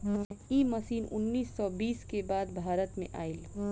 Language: Bhojpuri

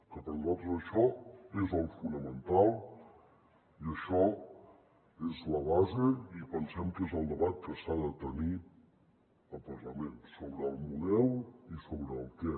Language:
Catalan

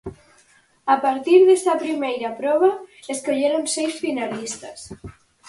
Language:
Galician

